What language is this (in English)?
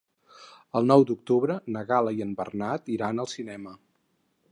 Catalan